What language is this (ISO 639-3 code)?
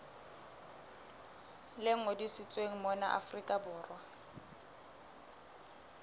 sot